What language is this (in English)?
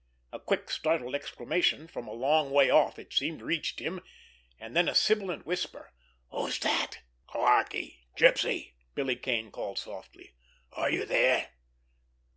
English